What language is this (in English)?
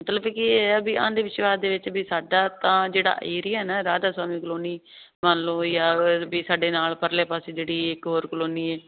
Punjabi